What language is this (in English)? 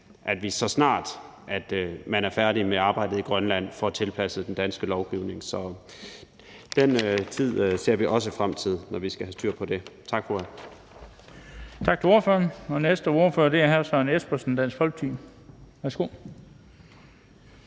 Danish